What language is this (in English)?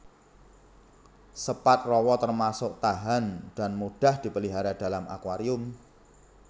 Javanese